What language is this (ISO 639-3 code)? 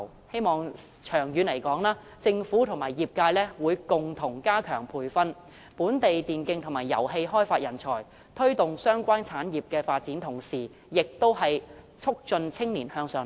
yue